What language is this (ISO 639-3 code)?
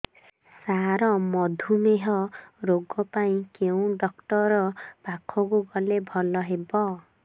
ori